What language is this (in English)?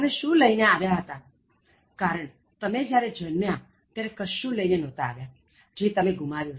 Gujarati